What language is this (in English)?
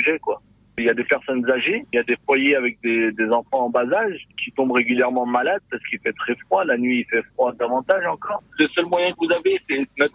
French